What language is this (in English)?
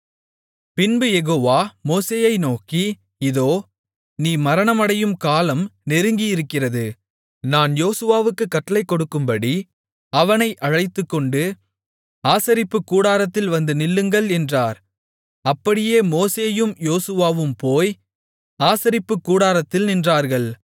Tamil